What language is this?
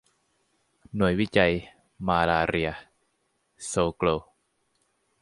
Thai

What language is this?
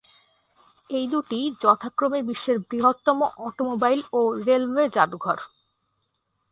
Bangla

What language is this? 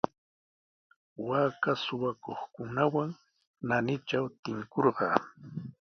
Sihuas Ancash Quechua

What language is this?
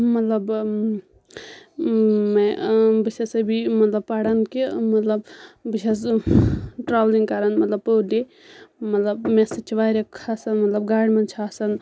Kashmiri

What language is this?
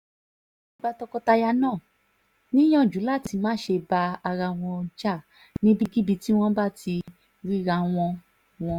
Yoruba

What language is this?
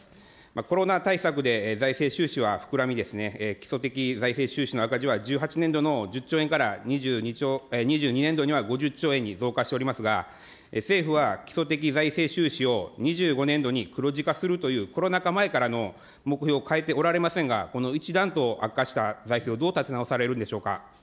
Japanese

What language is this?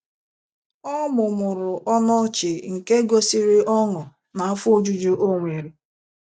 Igbo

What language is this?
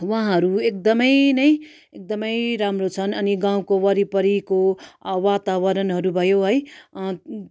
Nepali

